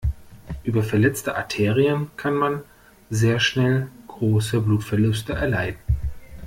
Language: German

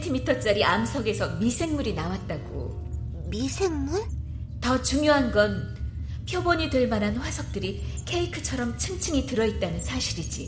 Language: Korean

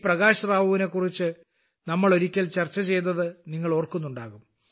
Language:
Malayalam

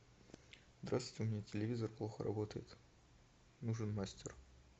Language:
Russian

